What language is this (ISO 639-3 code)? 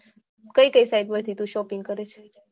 guj